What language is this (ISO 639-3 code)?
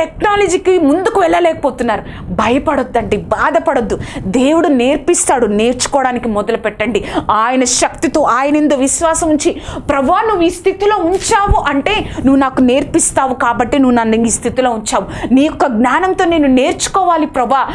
tel